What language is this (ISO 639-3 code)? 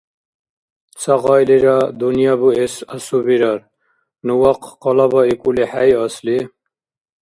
dar